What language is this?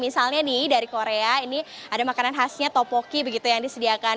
Indonesian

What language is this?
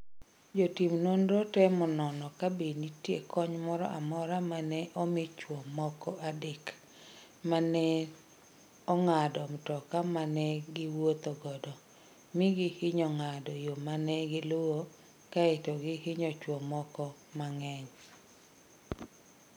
Luo (Kenya and Tanzania)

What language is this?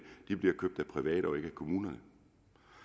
Danish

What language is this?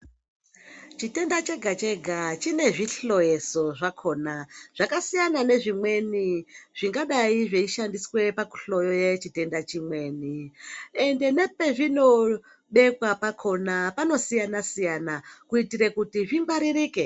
Ndau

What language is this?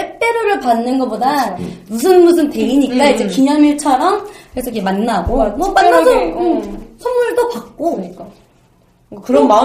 Korean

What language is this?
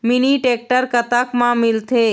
Chhattisgarhi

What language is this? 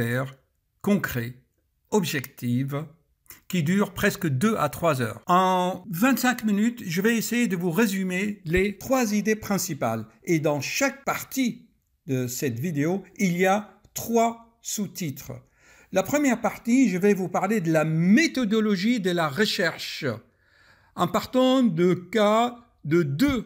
French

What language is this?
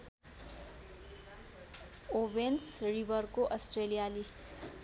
Nepali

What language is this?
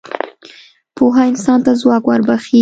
Pashto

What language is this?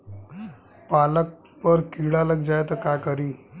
Bhojpuri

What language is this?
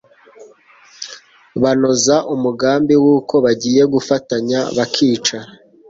Kinyarwanda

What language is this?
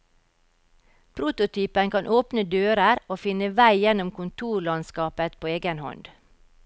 Norwegian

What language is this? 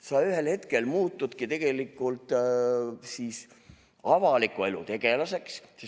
Estonian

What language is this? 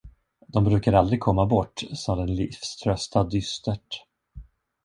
Swedish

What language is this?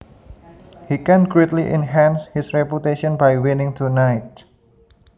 Javanese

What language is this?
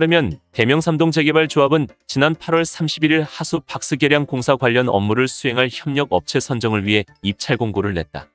Korean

